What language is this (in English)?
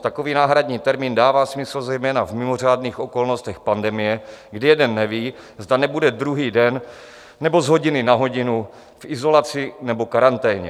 Czech